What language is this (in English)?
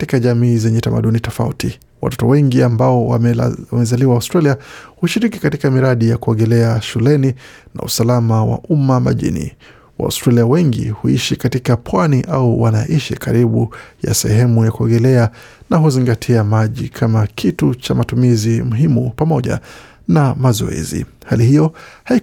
Swahili